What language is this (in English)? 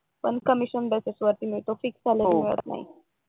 Marathi